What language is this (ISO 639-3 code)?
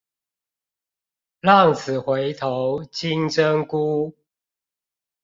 zho